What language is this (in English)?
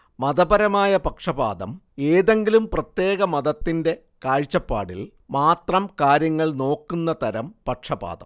Malayalam